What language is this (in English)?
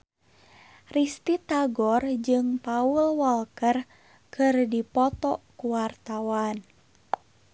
Sundanese